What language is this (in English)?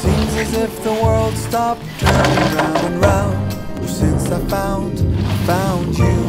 Korean